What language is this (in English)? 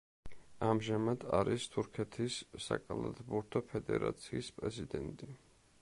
Georgian